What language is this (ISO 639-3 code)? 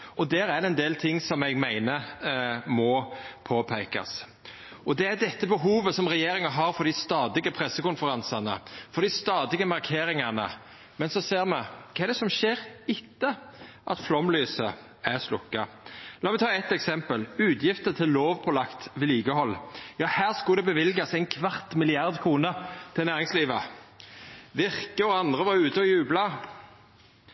nno